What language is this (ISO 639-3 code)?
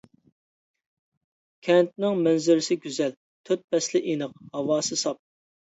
uig